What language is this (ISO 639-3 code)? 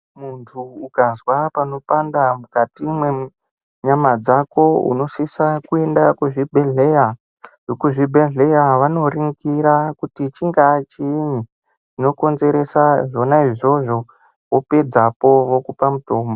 ndc